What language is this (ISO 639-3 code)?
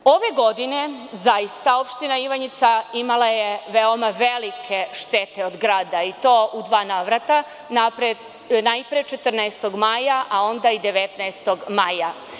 srp